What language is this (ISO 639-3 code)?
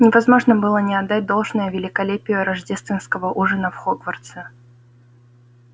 rus